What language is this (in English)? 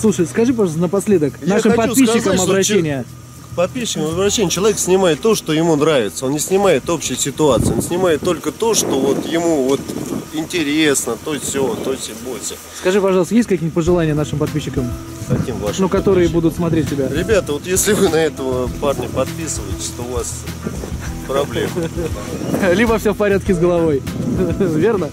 Russian